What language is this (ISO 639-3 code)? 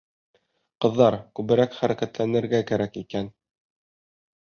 bak